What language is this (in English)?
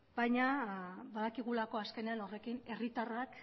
Basque